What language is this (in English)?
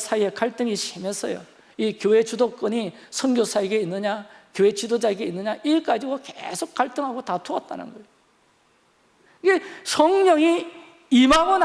Korean